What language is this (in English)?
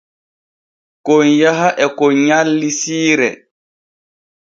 Borgu Fulfulde